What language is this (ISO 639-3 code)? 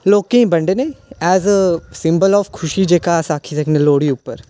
doi